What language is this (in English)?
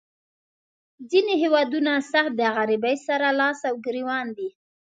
Pashto